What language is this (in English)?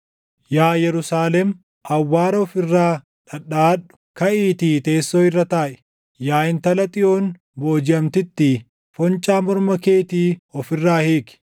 Oromo